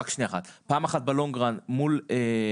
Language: Hebrew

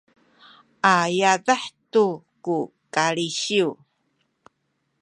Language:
Sakizaya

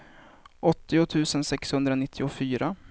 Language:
Swedish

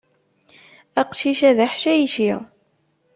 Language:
Kabyle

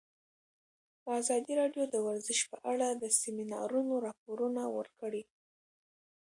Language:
Pashto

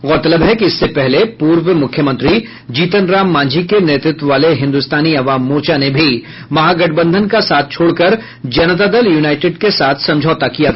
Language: Hindi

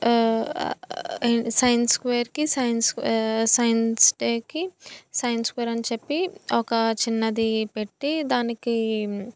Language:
Telugu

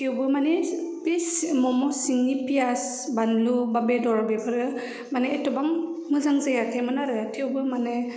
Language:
Bodo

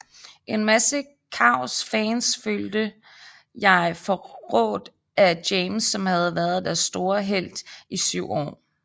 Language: Danish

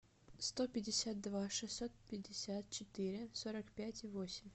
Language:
Russian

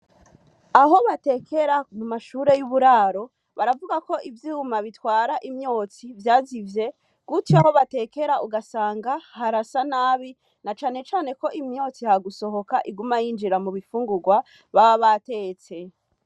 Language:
Rundi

